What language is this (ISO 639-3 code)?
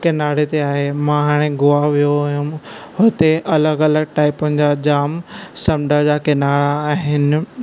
snd